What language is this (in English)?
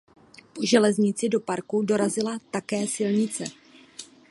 Czech